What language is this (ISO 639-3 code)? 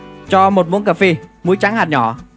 vie